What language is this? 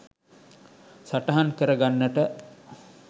Sinhala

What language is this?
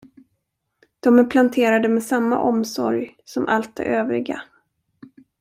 Swedish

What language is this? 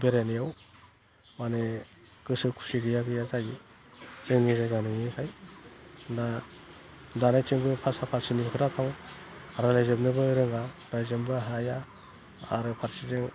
Bodo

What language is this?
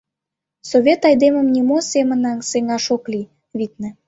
Mari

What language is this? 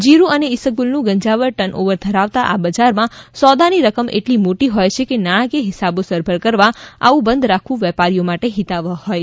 Gujarati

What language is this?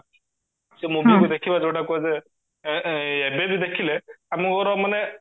Odia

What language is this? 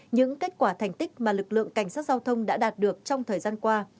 Vietnamese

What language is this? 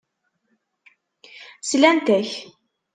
Kabyle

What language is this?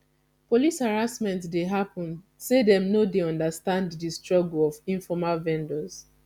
Nigerian Pidgin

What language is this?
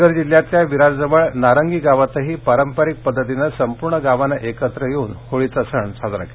Marathi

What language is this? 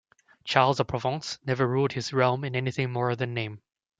English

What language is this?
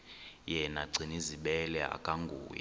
Xhosa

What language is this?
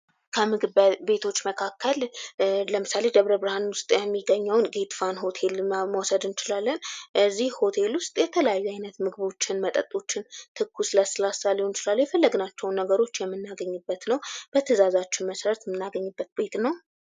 Amharic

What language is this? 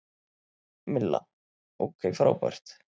Icelandic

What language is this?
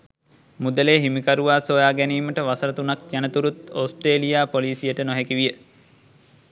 Sinhala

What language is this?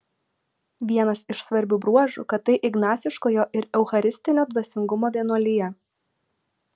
Lithuanian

